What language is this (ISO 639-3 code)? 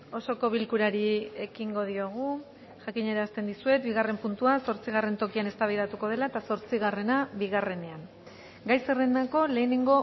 eus